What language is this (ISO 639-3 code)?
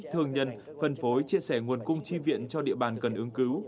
vie